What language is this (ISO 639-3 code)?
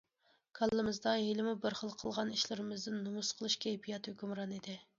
uig